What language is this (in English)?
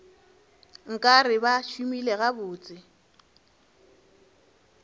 Northern Sotho